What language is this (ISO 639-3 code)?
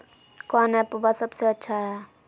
mag